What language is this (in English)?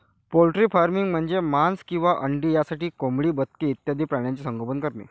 Marathi